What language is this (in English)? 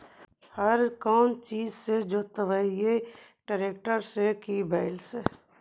Magahi